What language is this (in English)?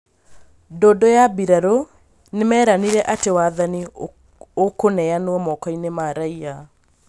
Kikuyu